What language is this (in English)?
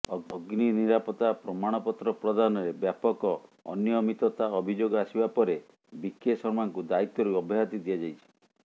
Odia